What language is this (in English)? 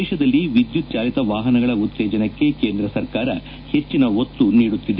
Kannada